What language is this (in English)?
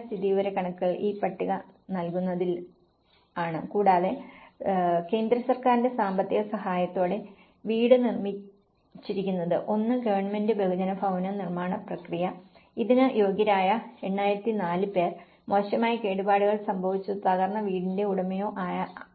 Malayalam